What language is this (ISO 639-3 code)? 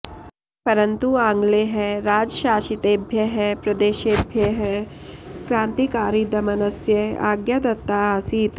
san